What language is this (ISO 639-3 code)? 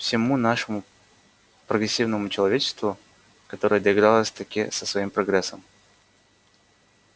rus